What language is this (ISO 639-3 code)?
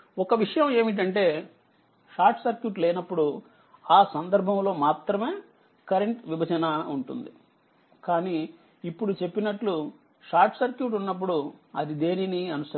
tel